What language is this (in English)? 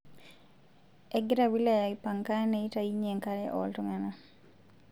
Masai